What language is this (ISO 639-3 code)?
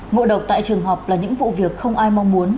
vie